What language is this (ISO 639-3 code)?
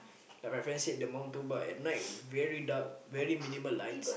eng